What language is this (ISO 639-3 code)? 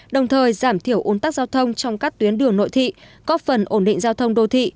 vie